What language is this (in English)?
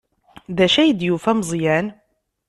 Kabyle